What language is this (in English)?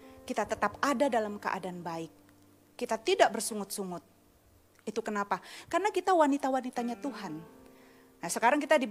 Indonesian